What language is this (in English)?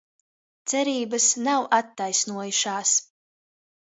Latvian